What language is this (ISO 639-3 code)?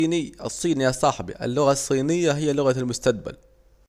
aec